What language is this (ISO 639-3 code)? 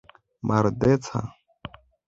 epo